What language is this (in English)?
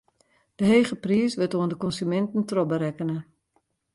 Western Frisian